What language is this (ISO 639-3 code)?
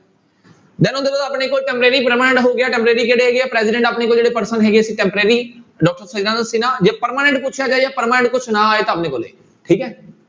pan